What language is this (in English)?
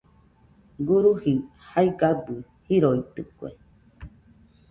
Nüpode Huitoto